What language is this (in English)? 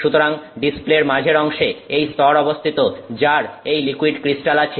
Bangla